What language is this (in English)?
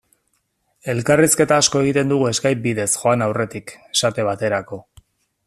Basque